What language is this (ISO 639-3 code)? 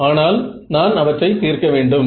tam